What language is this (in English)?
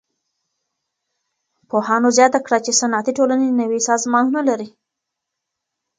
Pashto